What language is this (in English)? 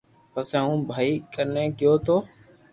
Loarki